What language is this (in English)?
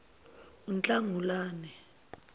Zulu